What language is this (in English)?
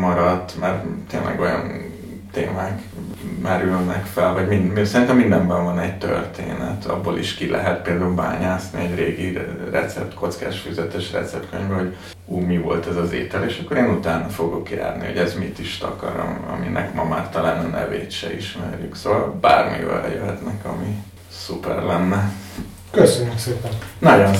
Hungarian